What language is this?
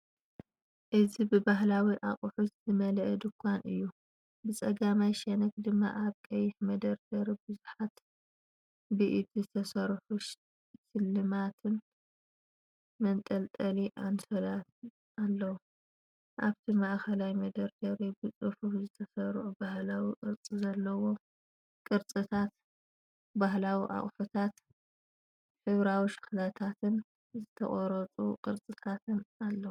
Tigrinya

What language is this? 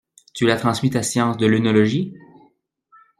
French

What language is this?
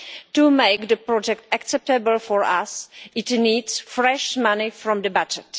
English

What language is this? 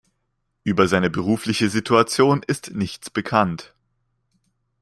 German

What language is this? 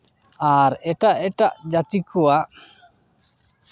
Santali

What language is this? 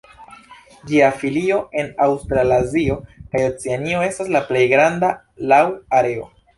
Esperanto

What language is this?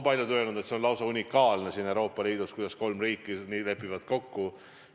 Estonian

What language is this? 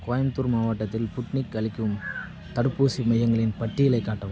Tamil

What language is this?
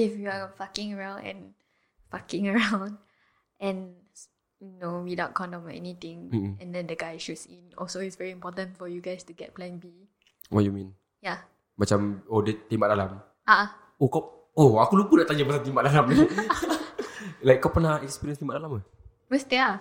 Malay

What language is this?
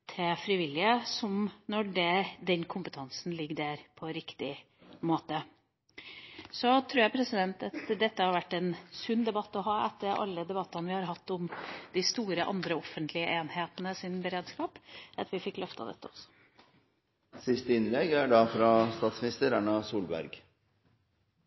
Norwegian Bokmål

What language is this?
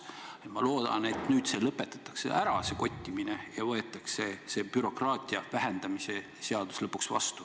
Estonian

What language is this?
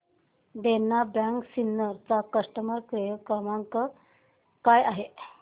Marathi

